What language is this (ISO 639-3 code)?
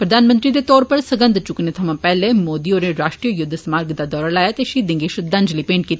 doi